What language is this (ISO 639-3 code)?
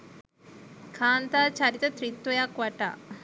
sin